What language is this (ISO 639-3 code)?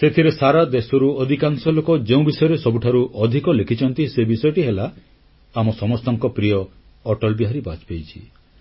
ori